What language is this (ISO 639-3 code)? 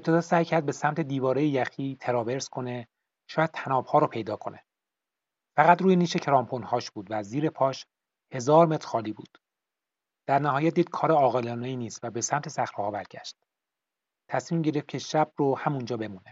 fas